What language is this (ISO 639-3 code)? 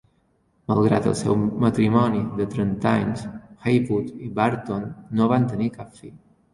cat